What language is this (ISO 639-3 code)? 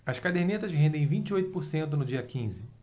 por